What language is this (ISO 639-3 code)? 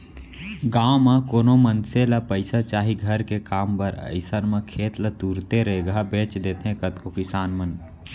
hne